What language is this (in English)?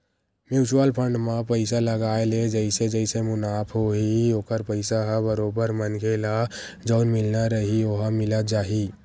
Chhattisgarhi